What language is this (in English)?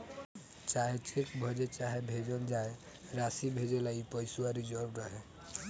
Bhojpuri